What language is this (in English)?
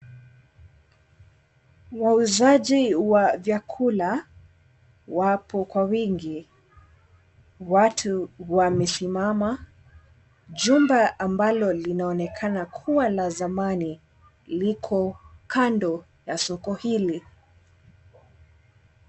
Swahili